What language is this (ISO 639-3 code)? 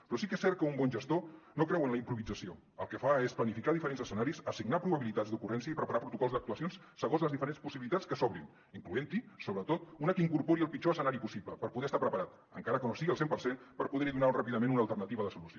cat